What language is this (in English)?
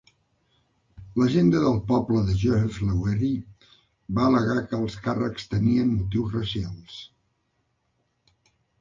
Catalan